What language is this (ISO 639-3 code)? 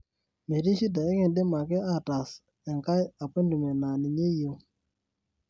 mas